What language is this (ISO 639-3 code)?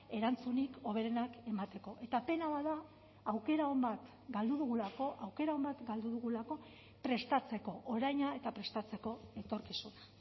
eus